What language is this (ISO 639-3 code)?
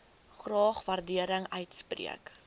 afr